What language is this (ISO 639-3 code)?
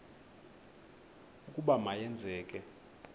xho